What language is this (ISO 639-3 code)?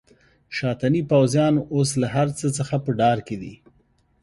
pus